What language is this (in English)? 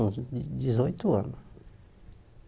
Portuguese